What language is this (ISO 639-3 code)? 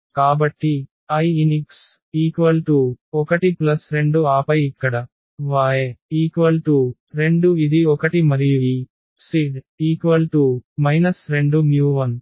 tel